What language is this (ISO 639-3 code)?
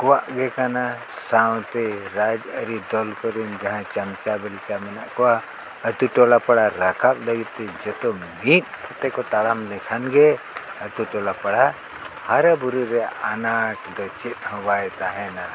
sat